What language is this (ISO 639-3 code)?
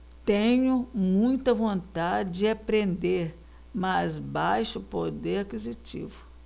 por